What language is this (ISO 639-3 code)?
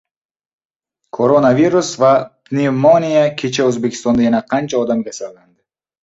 uzb